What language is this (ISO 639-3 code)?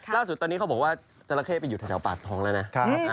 tha